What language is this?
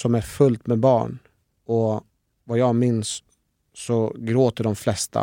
Swedish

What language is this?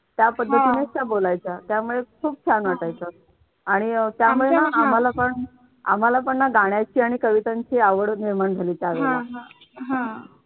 Marathi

